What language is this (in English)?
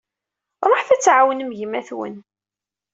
Kabyle